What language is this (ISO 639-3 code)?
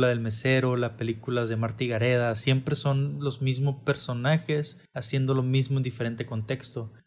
spa